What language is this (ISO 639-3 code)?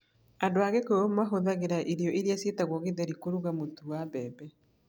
kik